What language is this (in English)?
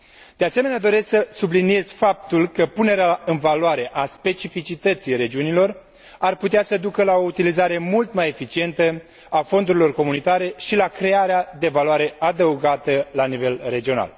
Romanian